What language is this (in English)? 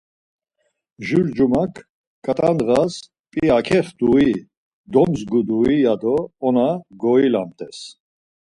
Laz